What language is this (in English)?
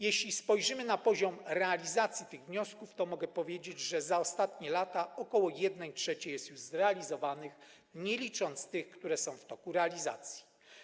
Polish